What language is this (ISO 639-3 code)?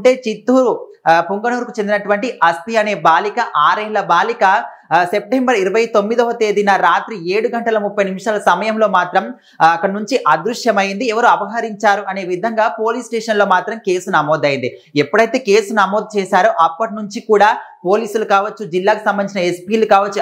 tel